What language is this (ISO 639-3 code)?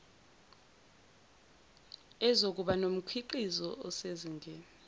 zul